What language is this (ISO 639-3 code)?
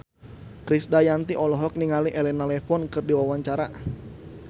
sun